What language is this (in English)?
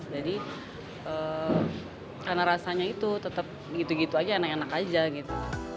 Indonesian